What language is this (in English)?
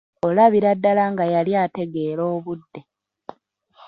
Ganda